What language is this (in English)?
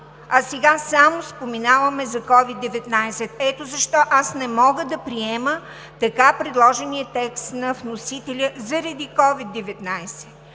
Bulgarian